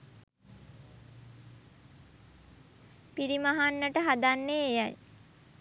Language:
Sinhala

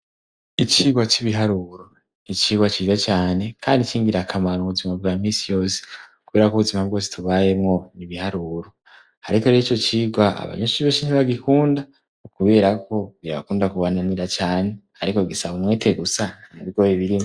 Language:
Rundi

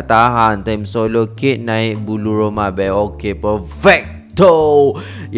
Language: Indonesian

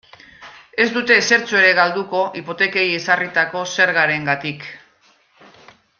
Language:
Basque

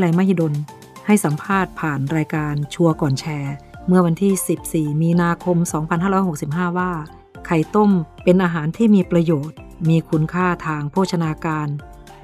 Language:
Thai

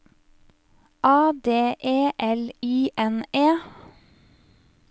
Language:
Norwegian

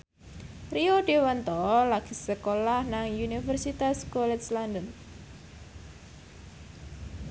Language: Javanese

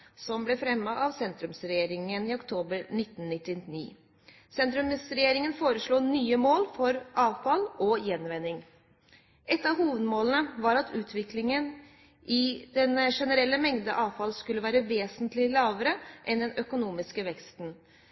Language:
Norwegian Bokmål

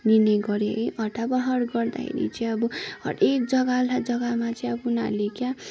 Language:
Nepali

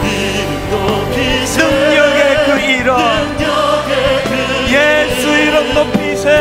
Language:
Korean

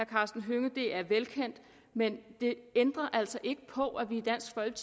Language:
Danish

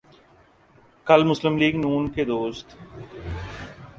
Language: Urdu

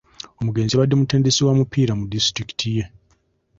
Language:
Ganda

